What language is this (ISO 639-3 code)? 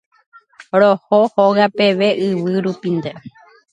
grn